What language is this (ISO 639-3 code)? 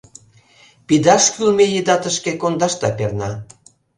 chm